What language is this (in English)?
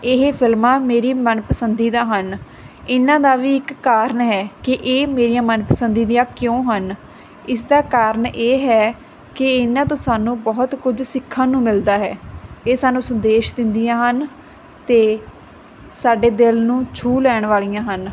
Punjabi